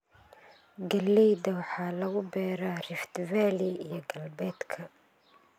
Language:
Somali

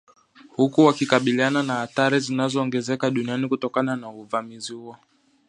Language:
Swahili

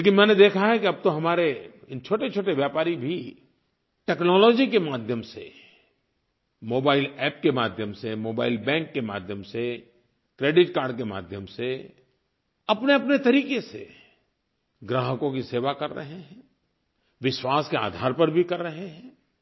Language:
Hindi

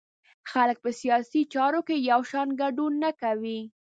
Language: Pashto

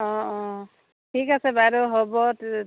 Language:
Assamese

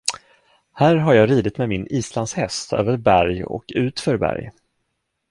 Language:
Swedish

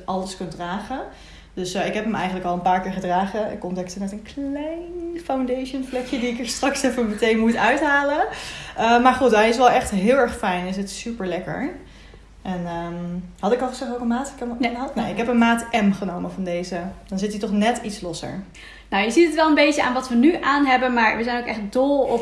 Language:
Dutch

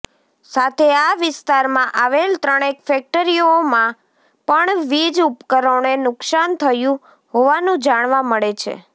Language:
Gujarati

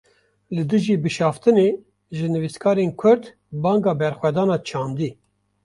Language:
Kurdish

